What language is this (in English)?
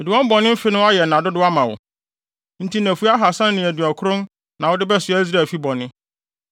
Akan